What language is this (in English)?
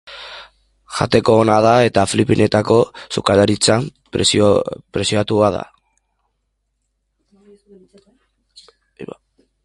Basque